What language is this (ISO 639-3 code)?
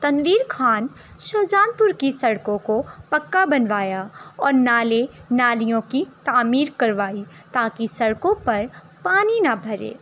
urd